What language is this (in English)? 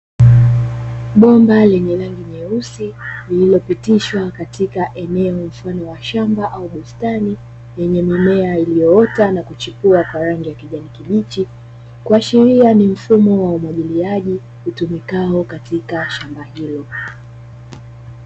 Swahili